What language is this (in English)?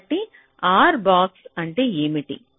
Telugu